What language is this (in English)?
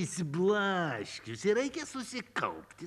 Lithuanian